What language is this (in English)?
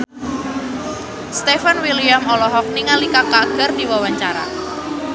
Sundanese